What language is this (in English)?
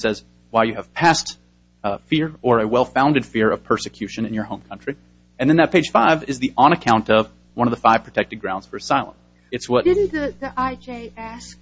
English